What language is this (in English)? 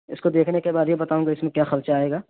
Urdu